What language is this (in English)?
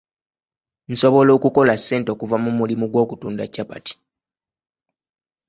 Ganda